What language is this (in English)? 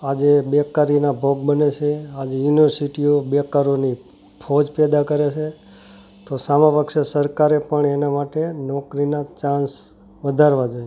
Gujarati